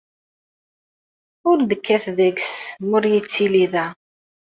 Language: Kabyle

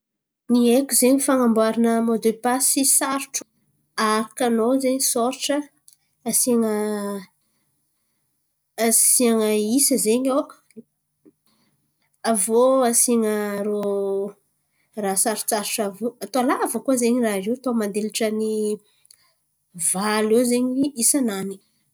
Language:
Antankarana Malagasy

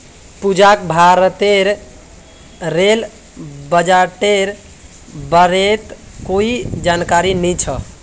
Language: Magahi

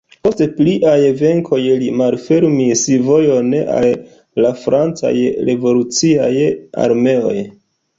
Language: Esperanto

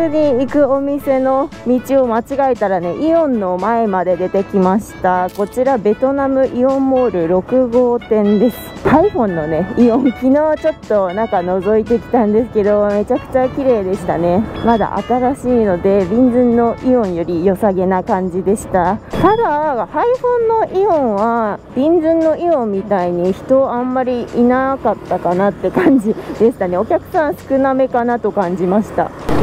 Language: Japanese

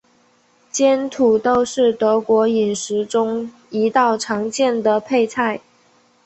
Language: Chinese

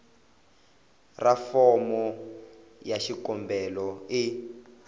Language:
Tsonga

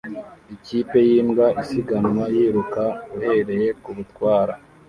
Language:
Kinyarwanda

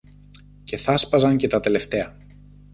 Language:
Greek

